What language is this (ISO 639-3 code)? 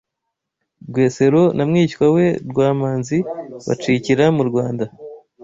kin